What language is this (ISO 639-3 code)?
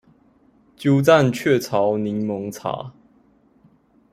zho